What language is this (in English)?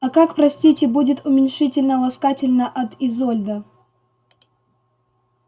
Russian